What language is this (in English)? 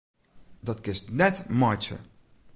Western Frisian